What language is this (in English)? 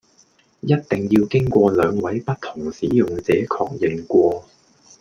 Cantonese